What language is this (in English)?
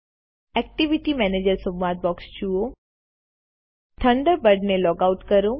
Gujarati